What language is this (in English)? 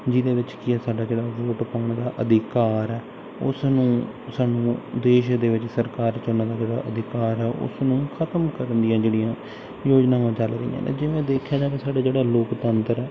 Punjabi